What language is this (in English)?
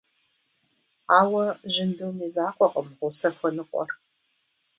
Kabardian